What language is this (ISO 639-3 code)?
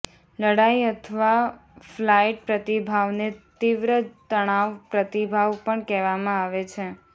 guj